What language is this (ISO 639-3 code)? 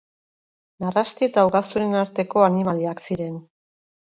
eus